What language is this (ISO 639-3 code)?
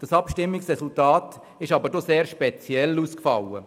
gsw